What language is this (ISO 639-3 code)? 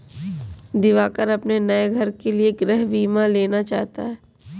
hin